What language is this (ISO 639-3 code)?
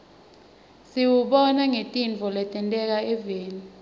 ssw